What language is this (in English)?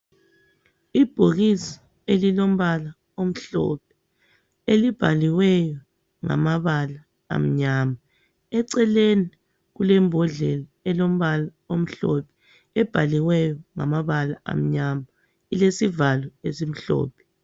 North Ndebele